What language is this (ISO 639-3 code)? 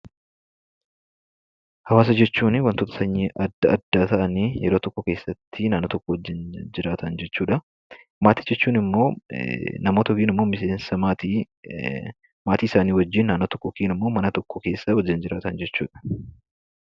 orm